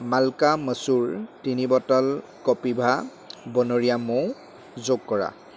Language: Assamese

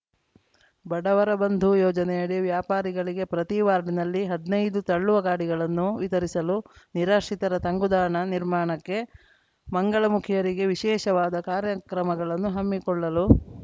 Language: Kannada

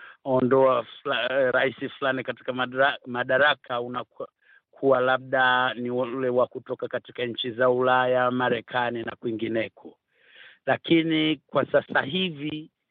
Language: Swahili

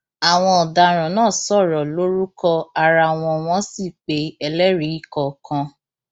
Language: Yoruba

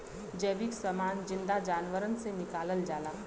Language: Bhojpuri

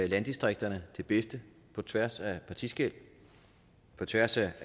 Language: Danish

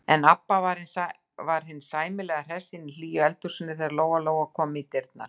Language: Icelandic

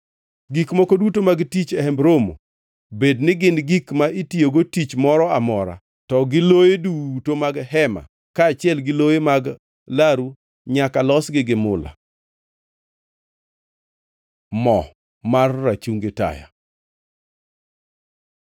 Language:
Luo (Kenya and Tanzania)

